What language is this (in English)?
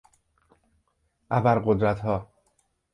Persian